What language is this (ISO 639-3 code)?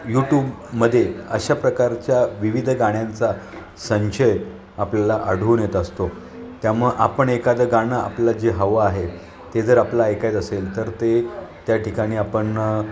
mar